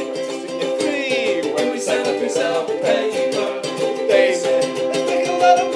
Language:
English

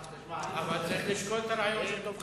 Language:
Hebrew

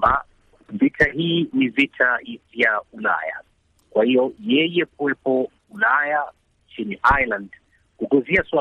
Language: Swahili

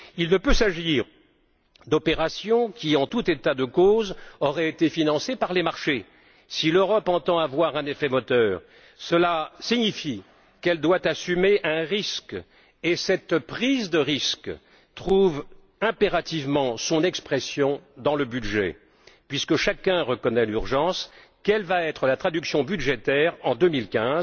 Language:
French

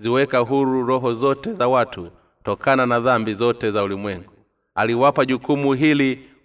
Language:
Swahili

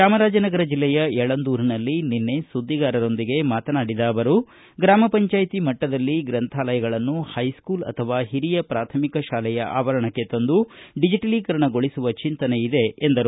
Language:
Kannada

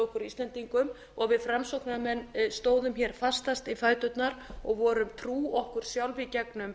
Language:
Icelandic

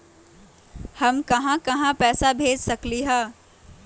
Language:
Magahi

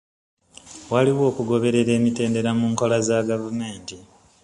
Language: Ganda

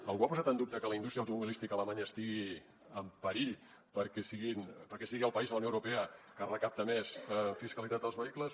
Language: Catalan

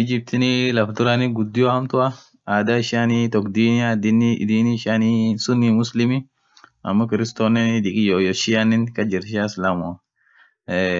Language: Orma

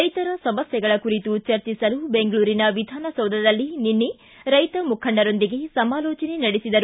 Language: Kannada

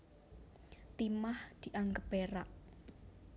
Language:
Javanese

